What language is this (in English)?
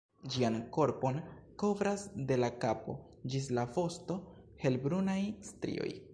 Esperanto